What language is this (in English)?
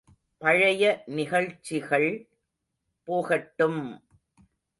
Tamil